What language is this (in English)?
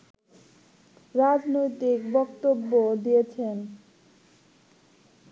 Bangla